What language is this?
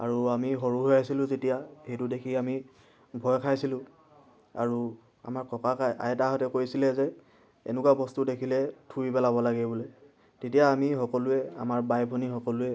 Assamese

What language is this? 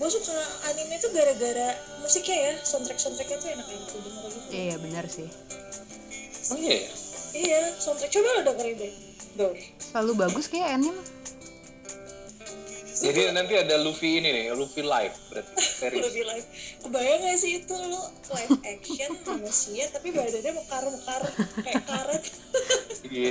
Indonesian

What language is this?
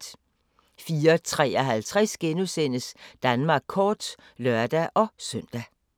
Danish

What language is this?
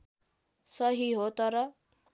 Nepali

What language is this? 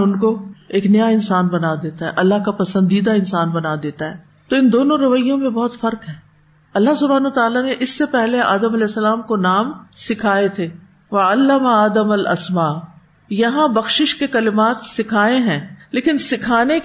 Urdu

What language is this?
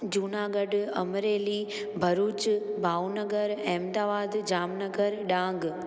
Sindhi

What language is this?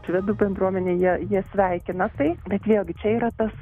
Lithuanian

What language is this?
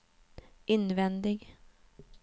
Swedish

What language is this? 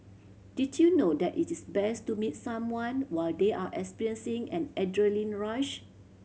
English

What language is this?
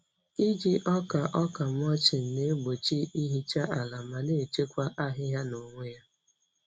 Igbo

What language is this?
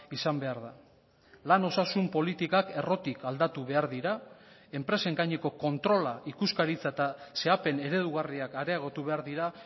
Basque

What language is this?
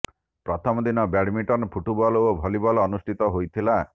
Odia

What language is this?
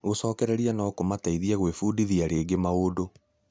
Kikuyu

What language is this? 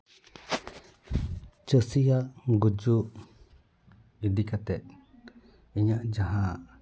Santali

